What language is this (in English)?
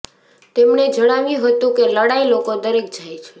Gujarati